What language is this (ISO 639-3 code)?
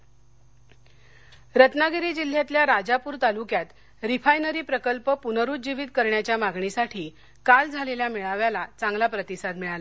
mar